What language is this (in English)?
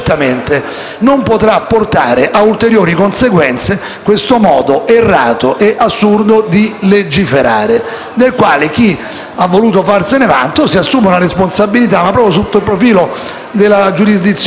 Italian